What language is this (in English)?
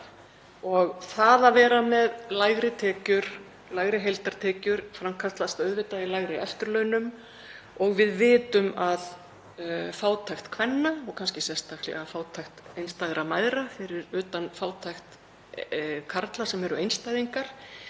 Icelandic